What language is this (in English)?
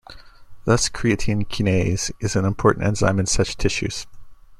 English